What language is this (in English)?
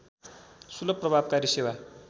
Nepali